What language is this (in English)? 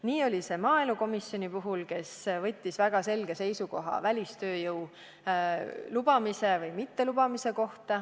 Estonian